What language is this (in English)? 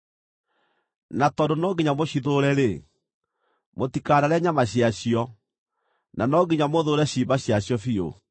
Kikuyu